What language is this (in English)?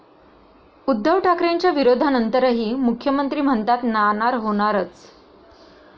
Marathi